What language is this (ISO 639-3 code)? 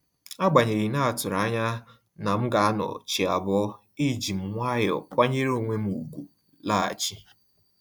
ibo